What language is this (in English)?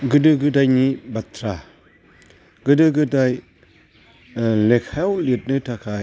Bodo